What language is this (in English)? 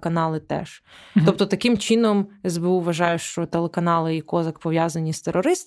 Ukrainian